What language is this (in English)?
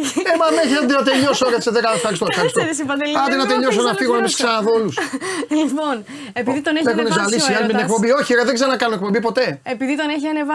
Greek